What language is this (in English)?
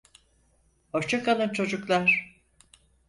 Turkish